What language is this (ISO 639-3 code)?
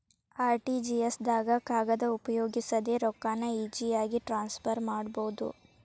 kan